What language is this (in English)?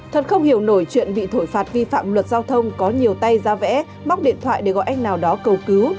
Vietnamese